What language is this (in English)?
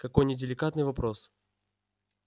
Russian